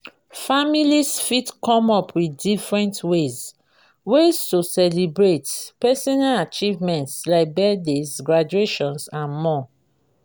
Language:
Nigerian Pidgin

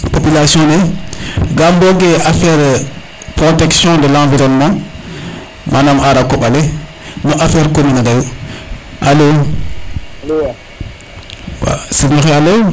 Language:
Serer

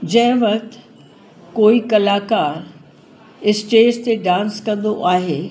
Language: Sindhi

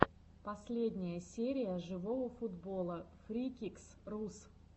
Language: Russian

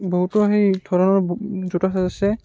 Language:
Assamese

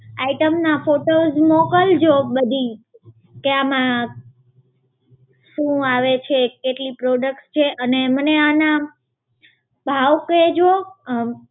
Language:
Gujarati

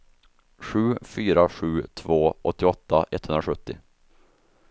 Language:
Swedish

